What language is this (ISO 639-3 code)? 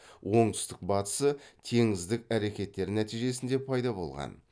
kaz